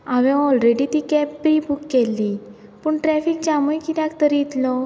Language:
Konkani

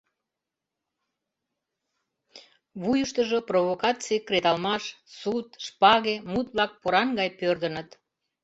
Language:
Mari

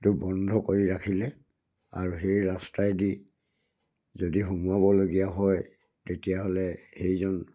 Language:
Assamese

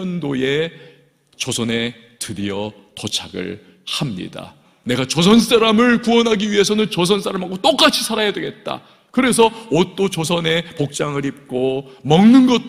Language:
Korean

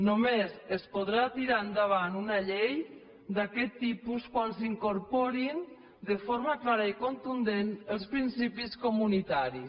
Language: Catalan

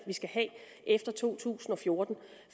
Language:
Danish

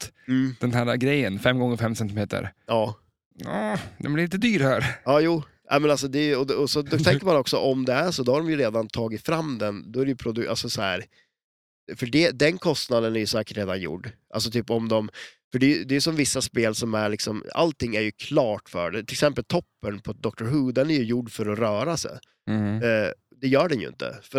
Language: Swedish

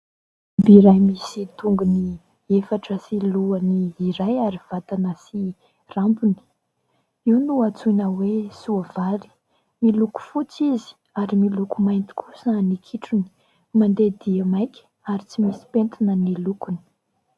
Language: Malagasy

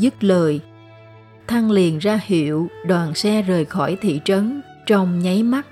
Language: Vietnamese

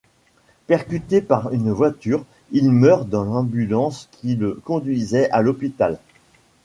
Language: French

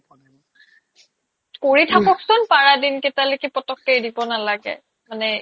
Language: Assamese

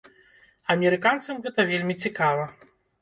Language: Belarusian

